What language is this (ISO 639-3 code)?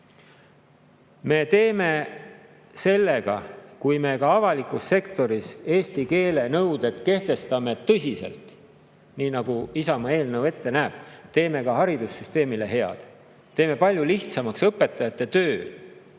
est